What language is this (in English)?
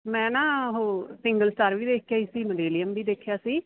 Punjabi